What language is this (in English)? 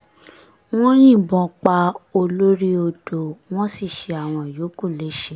Yoruba